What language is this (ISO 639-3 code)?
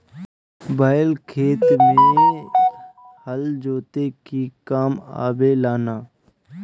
bho